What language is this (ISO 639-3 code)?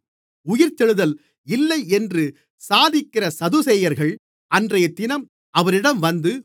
tam